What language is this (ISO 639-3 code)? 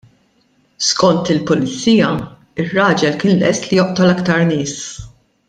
mlt